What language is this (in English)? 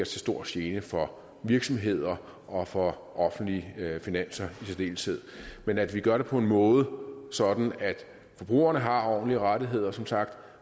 Danish